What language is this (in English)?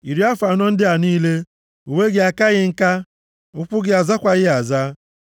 Igbo